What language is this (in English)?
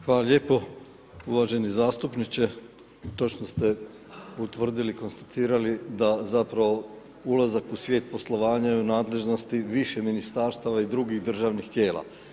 Croatian